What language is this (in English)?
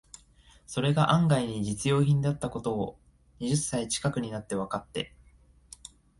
Japanese